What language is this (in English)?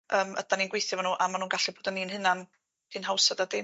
Welsh